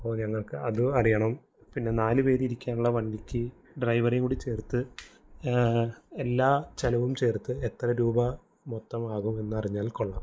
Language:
Malayalam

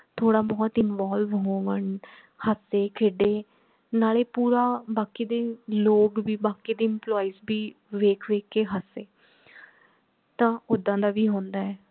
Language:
Punjabi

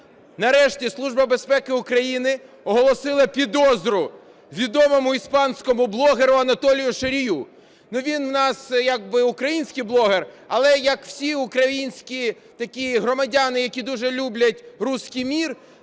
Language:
Ukrainian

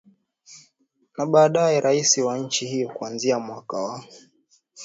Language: Swahili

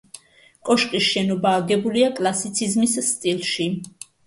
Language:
Georgian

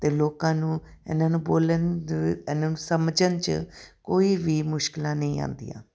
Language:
Punjabi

